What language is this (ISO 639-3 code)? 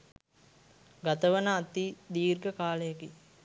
sin